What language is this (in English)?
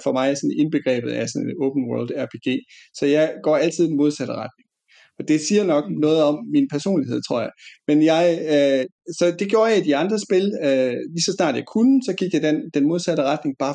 Danish